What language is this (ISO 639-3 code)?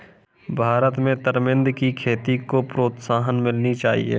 hin